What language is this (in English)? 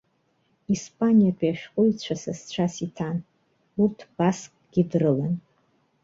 Abkhazian